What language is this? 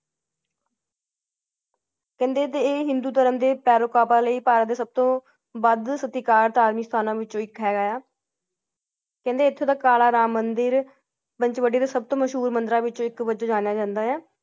Punjabi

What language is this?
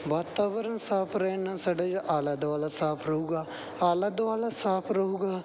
Punjabi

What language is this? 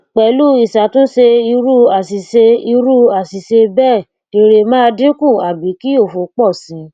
Yoruba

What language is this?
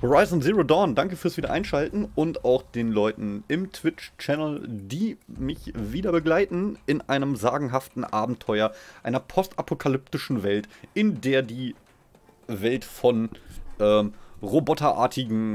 German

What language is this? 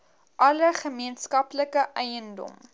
Afrikaans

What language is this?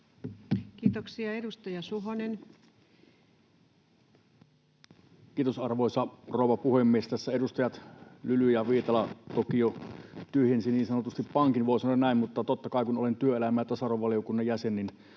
Finnish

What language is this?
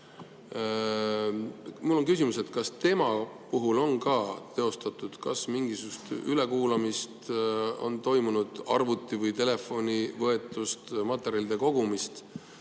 Estonian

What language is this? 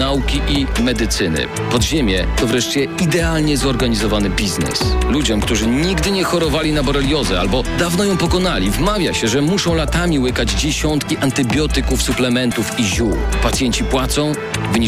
Polish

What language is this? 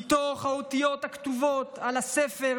Hebrew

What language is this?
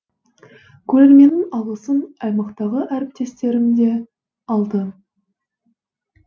Kazakh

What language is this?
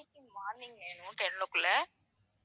Tamil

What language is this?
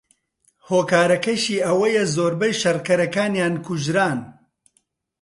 Central Kurdish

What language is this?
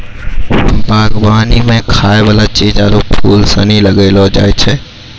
Maithili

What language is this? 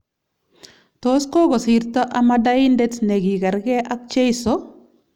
Kalenjin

